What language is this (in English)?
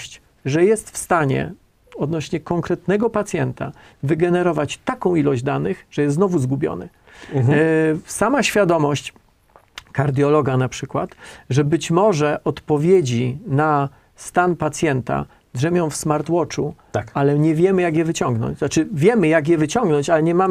Polish